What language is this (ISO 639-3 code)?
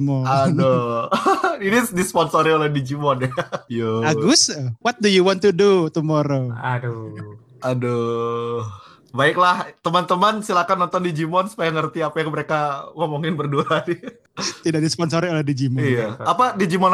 ind